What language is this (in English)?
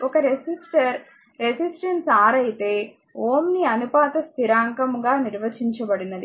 Telugu